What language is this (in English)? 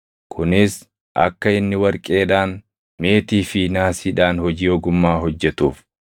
Oromo